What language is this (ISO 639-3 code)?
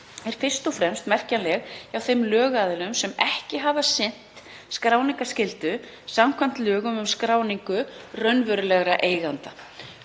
isl